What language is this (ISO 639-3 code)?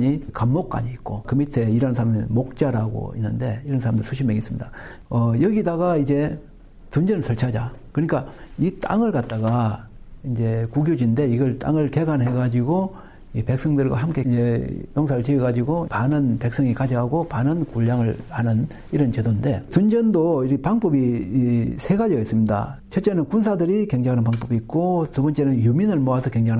kor